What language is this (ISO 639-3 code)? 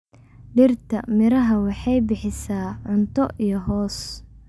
som